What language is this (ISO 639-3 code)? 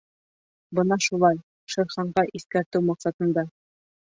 bak